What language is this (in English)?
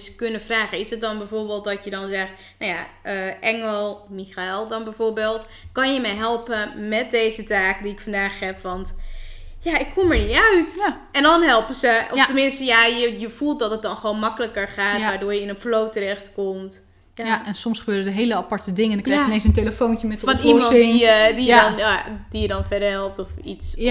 Dutch